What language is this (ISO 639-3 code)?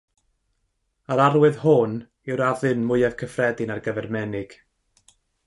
cym